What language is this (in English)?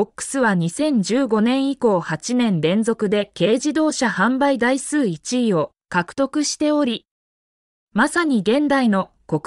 Japanese